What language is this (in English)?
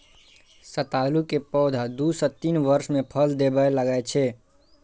Maithili